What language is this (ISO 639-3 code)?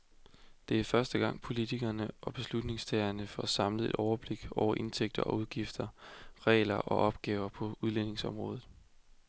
dan